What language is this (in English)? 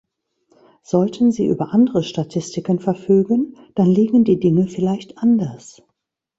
German